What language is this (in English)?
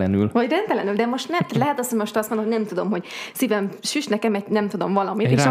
Hungarian